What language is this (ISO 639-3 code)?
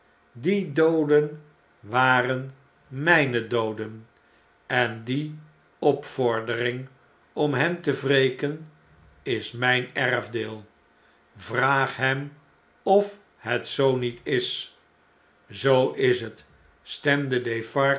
nld